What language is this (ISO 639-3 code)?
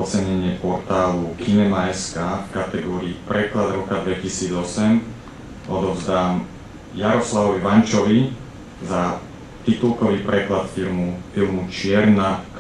slk